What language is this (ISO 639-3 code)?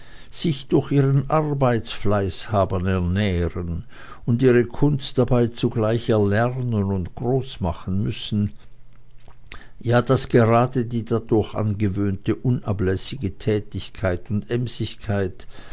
deu